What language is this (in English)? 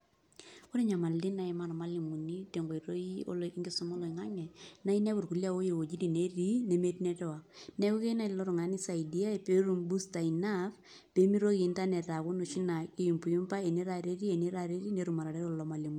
Masai